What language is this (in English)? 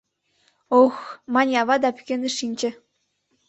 Mari